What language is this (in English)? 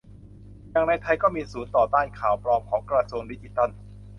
Thai